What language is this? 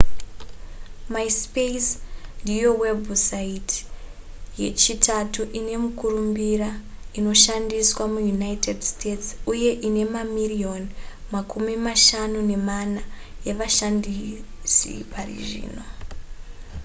Shona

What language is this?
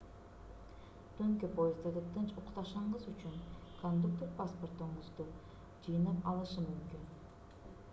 Kyrgyz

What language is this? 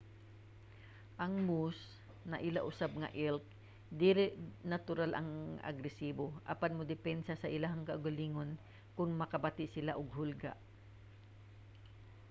Cebuano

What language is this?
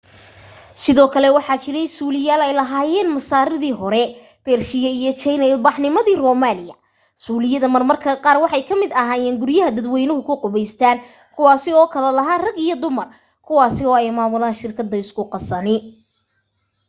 Somali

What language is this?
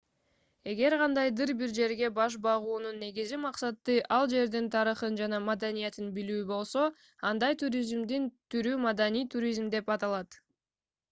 Kyrgyz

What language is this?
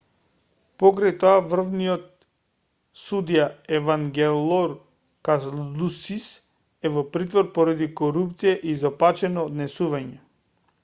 Macedonian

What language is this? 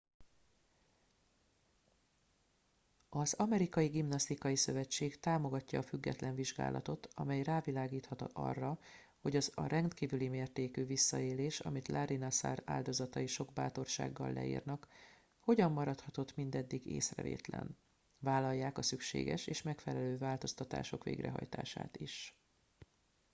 Hungarian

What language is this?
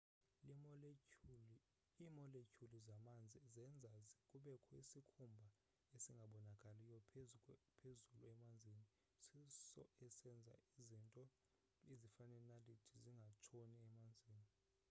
Xhosa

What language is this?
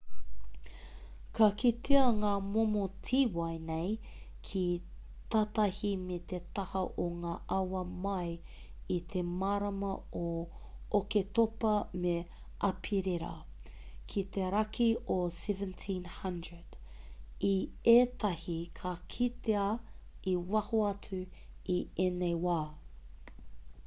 Māori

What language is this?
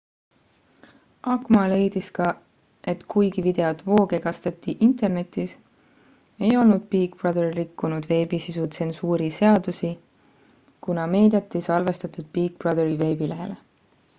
Estonian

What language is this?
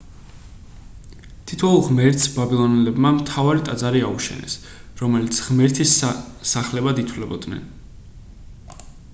Georgian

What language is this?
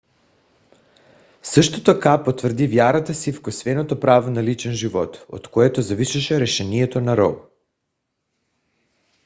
Bulgarian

